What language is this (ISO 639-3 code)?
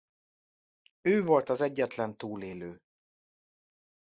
hun